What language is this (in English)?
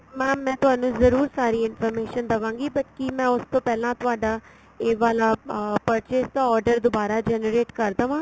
Punjabi